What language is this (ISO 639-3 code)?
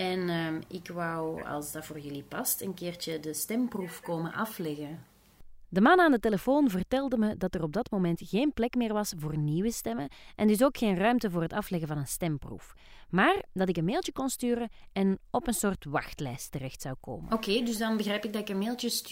nld